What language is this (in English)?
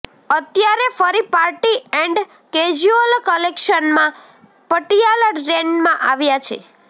Gujarati